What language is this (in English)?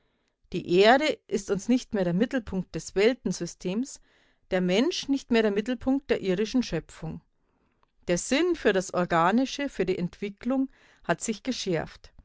German